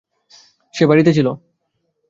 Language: Bangla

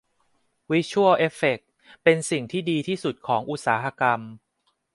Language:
Thai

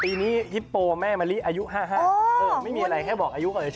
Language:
Thai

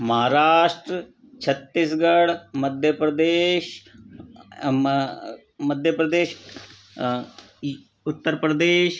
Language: Sindhi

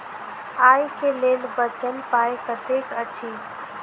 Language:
Maithili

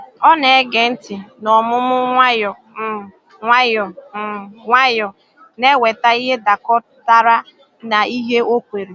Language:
Igbo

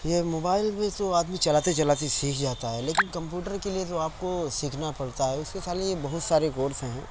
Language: Urdu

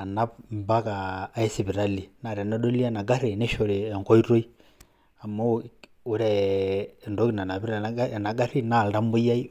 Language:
Masai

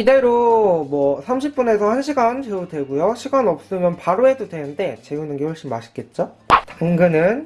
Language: Korean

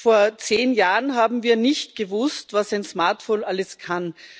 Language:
German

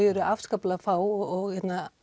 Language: Icelandic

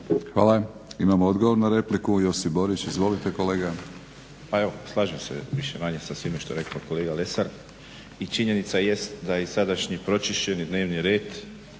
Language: Croatian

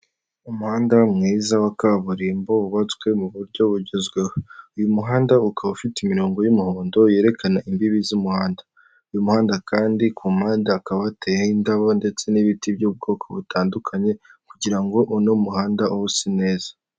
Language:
Kinyarwanda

